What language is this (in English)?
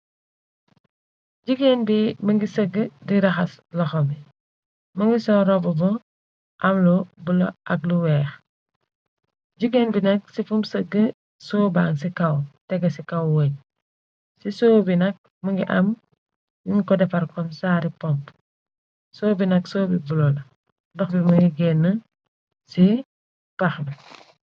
Wolof